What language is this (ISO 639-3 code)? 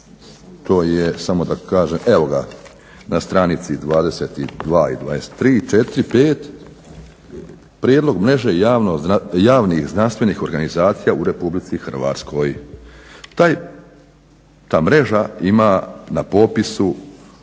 hrv